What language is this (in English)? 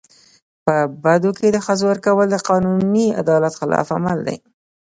Pashto